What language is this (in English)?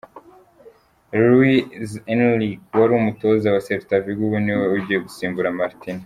Kinyarwanda